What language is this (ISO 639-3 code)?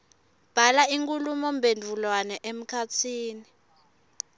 ssw